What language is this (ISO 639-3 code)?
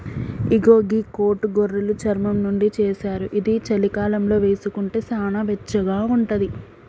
tel